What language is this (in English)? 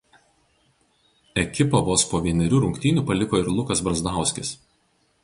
Lithuanian